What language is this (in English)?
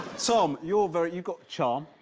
English